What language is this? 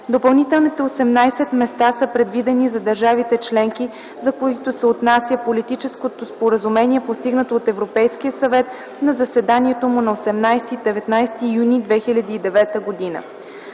Bulgarian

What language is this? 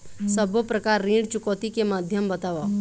Chhattisgarhi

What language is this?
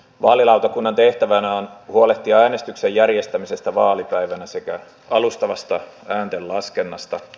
Finnish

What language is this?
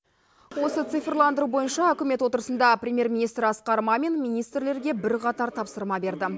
Kazakh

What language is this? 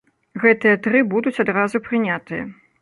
Belarusian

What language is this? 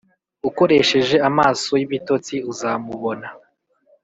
Kinyarwanda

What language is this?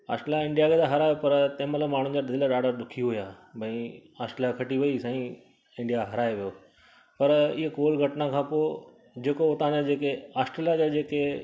Sindhi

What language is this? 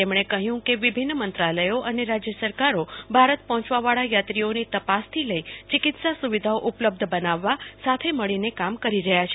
Gujarati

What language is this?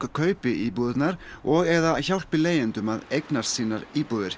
Icelandic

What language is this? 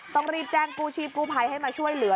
Thai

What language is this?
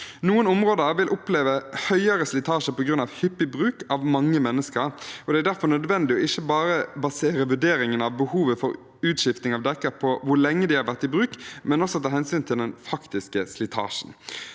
Norwegian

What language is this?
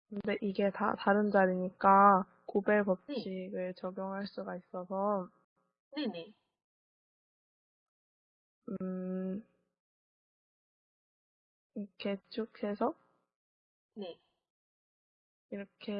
Korean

